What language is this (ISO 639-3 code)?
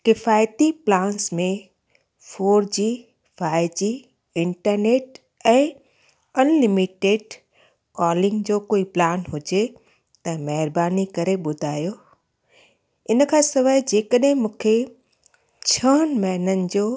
snd